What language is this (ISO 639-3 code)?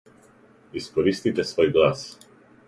srp